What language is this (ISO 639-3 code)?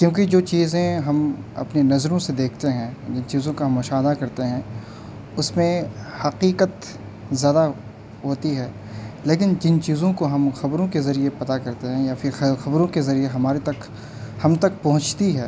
urd